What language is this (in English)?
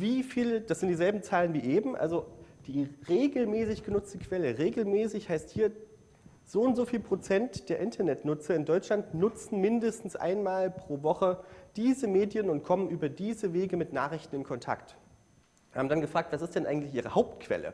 German